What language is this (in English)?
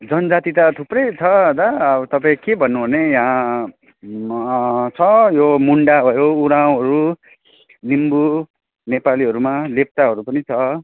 Nepali